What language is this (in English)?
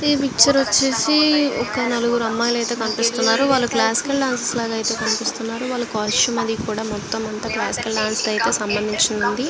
Telugu